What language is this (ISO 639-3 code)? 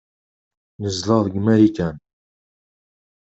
kab